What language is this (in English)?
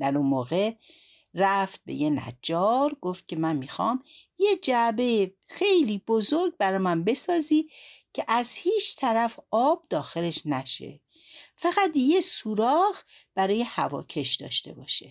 Persian